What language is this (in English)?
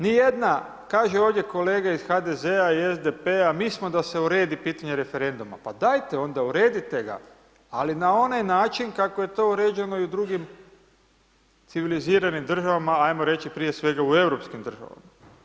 Croatian